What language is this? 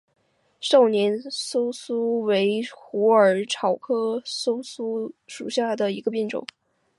Chinese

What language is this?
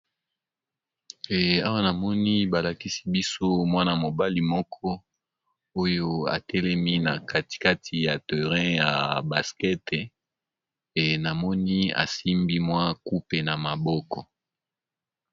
Lingala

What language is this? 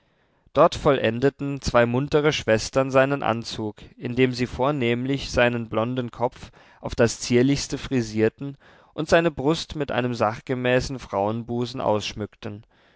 German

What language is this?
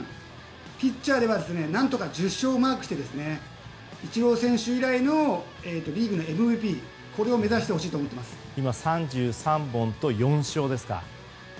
Japanese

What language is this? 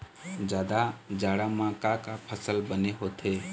Chhattisgarhi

